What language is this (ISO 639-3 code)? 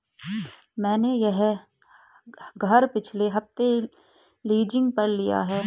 hin